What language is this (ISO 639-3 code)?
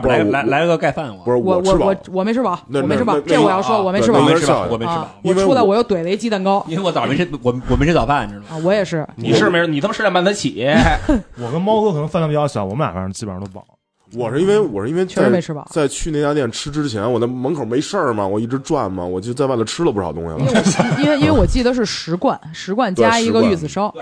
zho